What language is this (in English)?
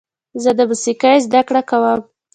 Pashto